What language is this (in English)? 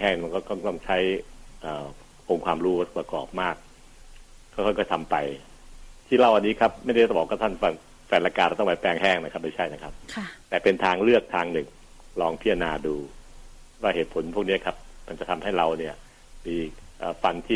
Thai